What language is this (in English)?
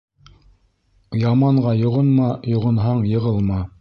Bashkir